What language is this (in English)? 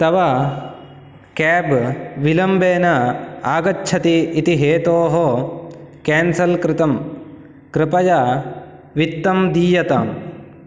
Sanskrit